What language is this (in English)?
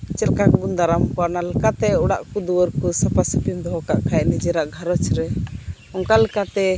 Santali